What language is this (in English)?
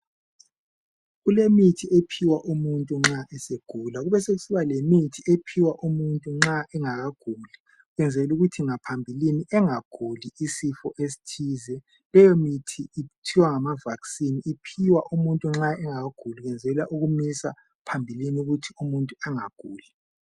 North Ndebele